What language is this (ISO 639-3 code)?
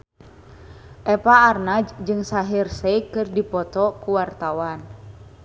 sun